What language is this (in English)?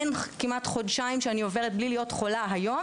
Hebrew